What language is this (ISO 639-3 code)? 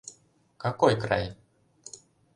chm